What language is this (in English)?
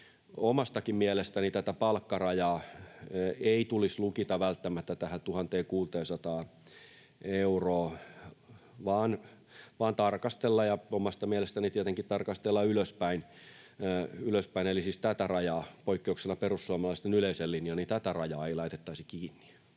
Finnish